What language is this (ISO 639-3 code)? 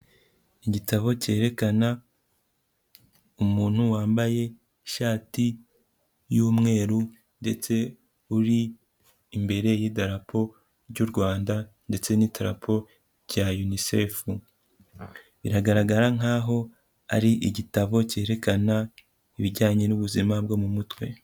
kin